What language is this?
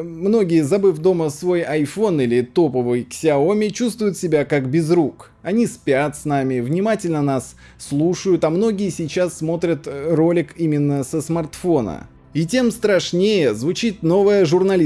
Russian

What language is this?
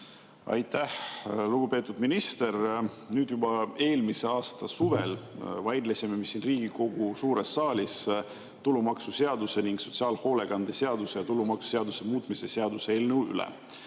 Estonian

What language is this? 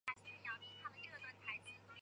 Chinese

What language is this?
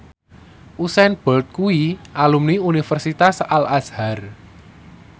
Javanese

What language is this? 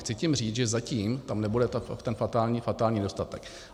Czech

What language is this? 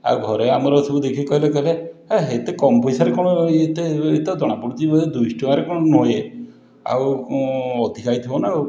Odia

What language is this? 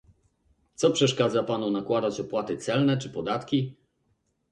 Polish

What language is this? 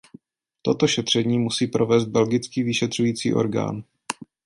Czech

